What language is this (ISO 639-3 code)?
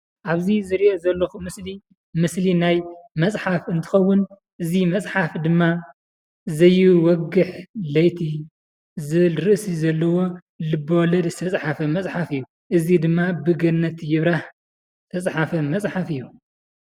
tir